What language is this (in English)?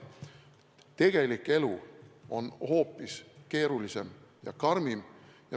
Estonian